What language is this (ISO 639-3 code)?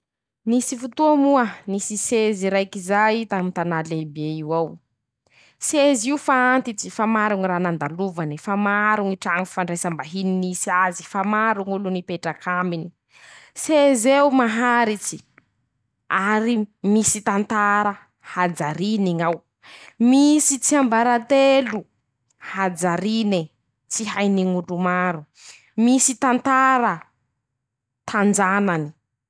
msh